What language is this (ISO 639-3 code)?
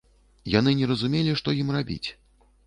bel